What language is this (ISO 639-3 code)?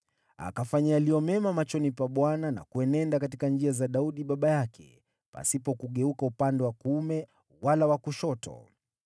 swa